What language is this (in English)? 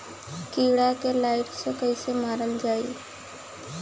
Bhojpuri